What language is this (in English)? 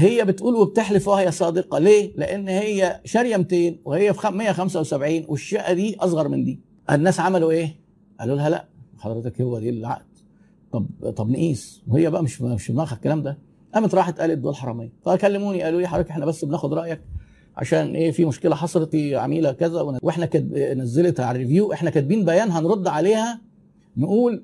Arabic